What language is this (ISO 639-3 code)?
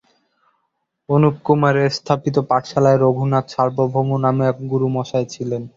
ben